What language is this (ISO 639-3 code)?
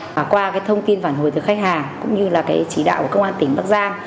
vie